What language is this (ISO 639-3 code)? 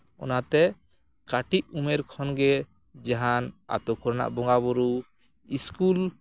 sat